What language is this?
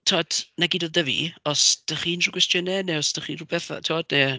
Welsh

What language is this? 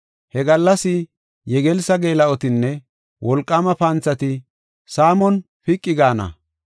Gofa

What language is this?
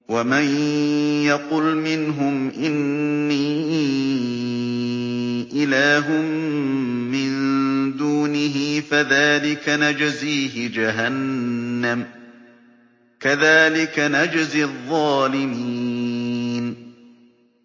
Arabic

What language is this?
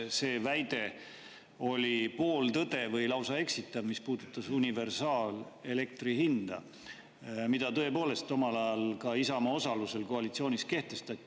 Estonian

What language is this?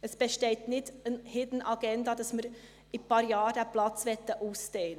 Swiss German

